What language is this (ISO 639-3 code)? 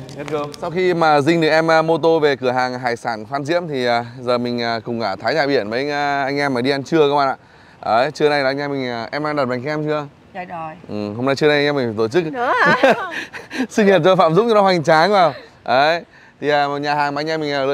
vie